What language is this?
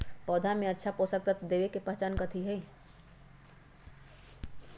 Magahi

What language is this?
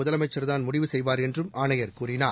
Tamil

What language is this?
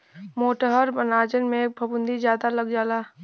Bhojpuri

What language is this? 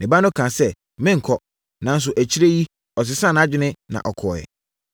Akan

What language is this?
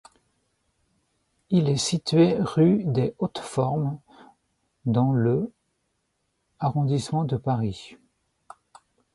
French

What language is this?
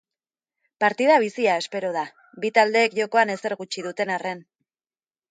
Basque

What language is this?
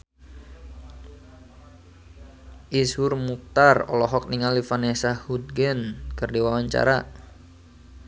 Sundanese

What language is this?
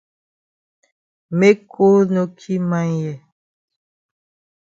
Cameroon Pidgin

